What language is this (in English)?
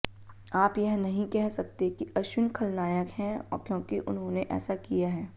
Hindi